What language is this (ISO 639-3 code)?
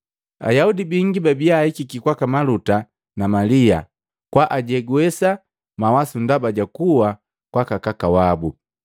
mgv